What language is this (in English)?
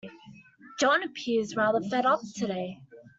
English